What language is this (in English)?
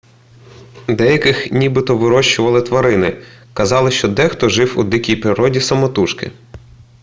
Ukrainian